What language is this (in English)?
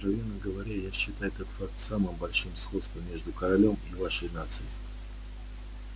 Russian